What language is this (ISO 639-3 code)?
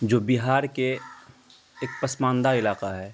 urd